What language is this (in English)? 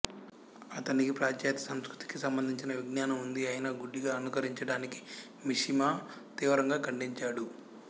Telugu